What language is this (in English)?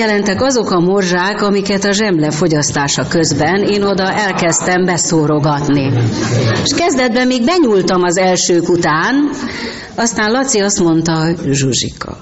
Hungarian